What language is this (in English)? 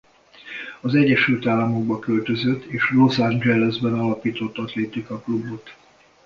Hungarian